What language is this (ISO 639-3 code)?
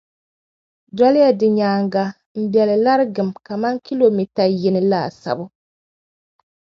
dag